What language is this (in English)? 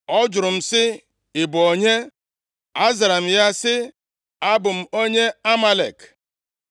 Igbo